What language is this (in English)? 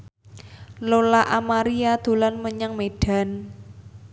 Javanese